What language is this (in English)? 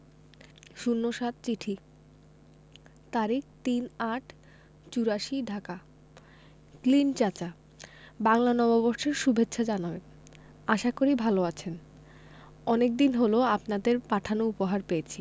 Bangla